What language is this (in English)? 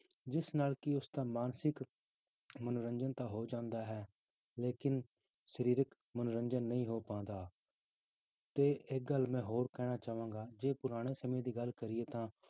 Punjabi